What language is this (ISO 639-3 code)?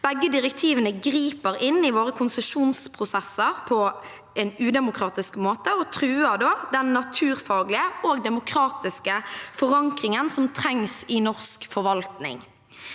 nor